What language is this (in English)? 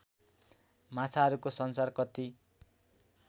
Nepali